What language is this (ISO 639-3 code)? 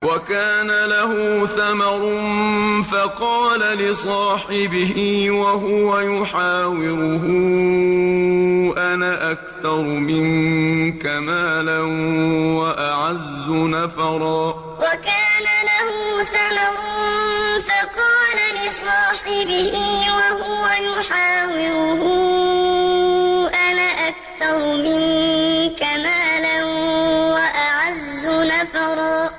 ara